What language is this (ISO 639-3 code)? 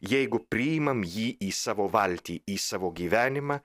lit